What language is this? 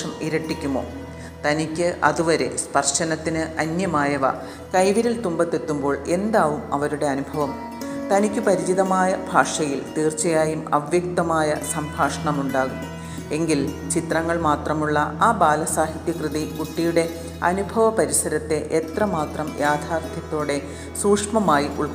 Malayalam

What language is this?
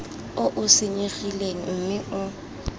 Tswana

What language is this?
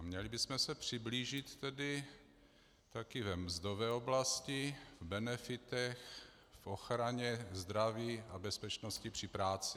Czech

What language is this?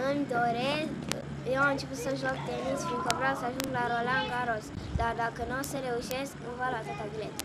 Romanian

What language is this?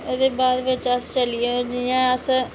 Dogri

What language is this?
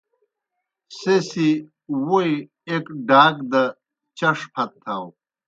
Kohistani Shina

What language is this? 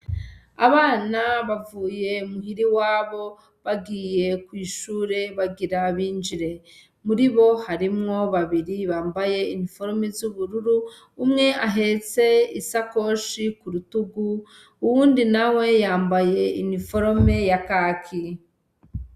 Rundi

